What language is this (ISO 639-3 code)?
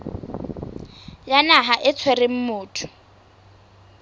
sot